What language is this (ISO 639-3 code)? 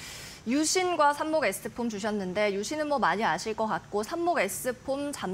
kor